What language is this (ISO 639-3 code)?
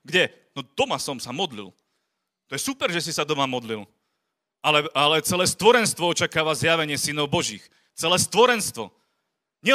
slk